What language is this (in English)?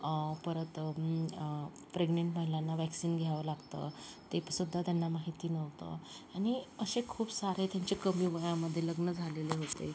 Marathi